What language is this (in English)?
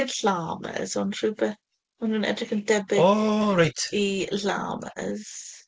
Welsh